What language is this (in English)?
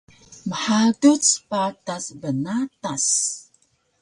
Taroko